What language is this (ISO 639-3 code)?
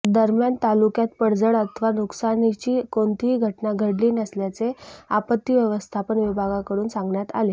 mar